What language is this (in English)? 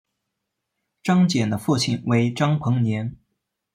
Chinese